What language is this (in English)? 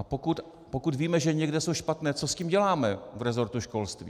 Czech